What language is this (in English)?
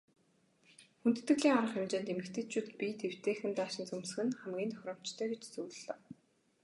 Mongolian